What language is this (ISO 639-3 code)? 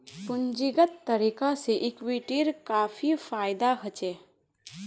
mag